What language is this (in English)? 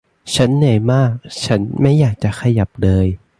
Thai